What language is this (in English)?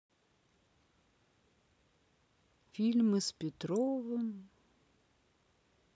Russian